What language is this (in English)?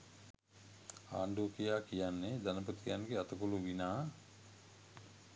Sinhala